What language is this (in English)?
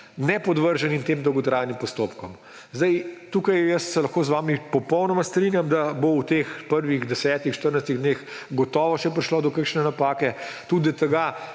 Slovenian